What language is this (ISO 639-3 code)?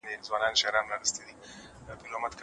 pus